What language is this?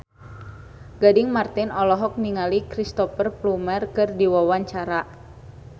Sundanese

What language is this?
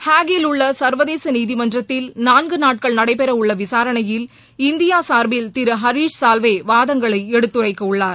Tamil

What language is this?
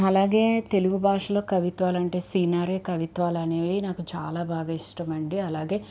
Telugu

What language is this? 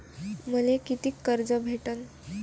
Marathi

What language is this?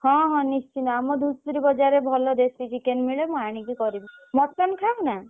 Odia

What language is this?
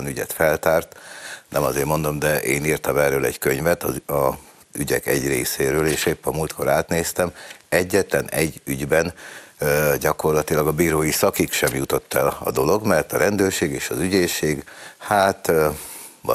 Hungarian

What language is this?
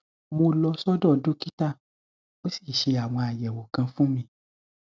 Yoruba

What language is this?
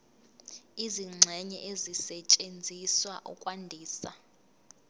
Zulu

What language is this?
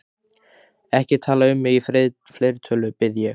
Icelandic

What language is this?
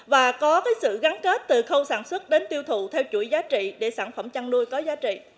Vietnamese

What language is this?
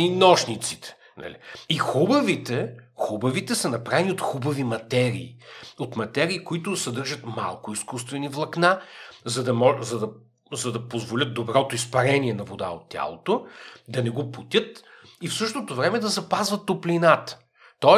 Bulgarian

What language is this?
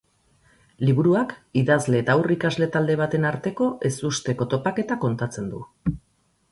Basque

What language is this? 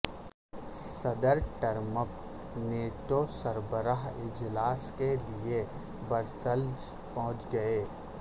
Urdu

